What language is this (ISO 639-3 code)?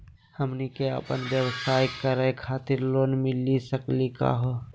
mag